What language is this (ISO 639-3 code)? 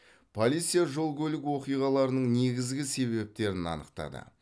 kaz